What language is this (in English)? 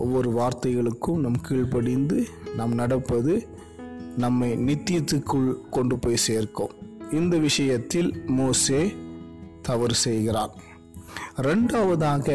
Tamil